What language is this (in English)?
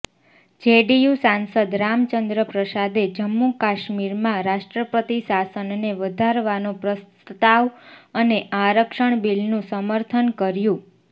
Gujarati